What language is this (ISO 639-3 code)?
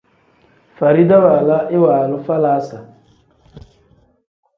kdh